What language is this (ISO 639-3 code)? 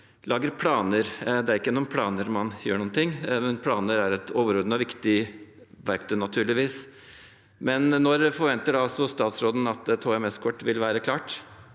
nor